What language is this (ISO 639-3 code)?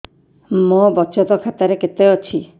ori